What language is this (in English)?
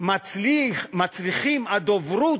Hebrew